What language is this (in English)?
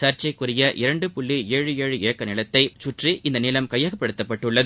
Tamil